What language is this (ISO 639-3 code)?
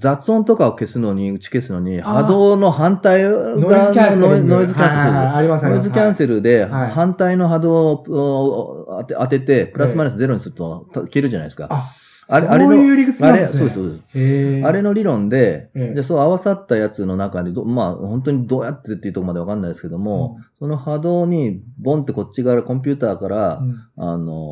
jpn